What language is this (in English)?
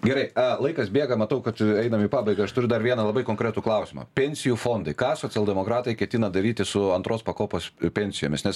Lithuanian